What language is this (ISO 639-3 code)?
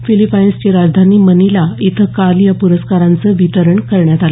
mar